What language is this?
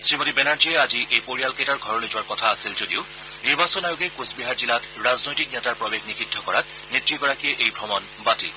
Assamese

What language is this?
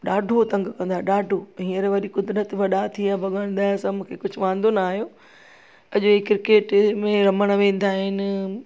Sindhi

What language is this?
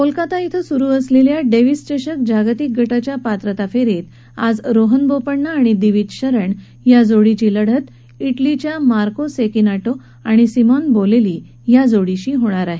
Marathi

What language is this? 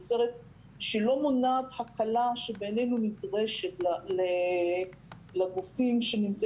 Hebrew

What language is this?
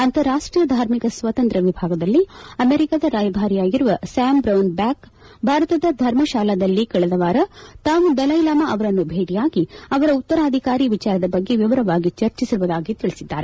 Kannada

